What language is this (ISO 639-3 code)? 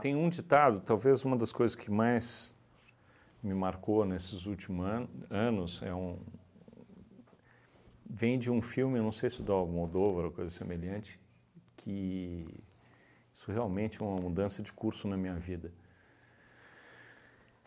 por